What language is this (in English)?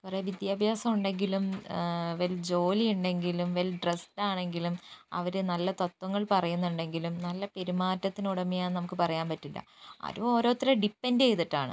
Malayalam